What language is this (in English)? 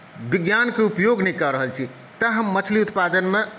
Maithili